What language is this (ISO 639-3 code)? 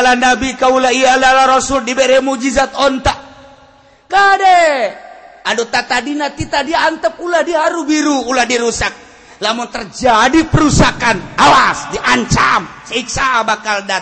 ind